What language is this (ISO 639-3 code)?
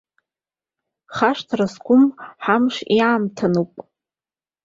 abk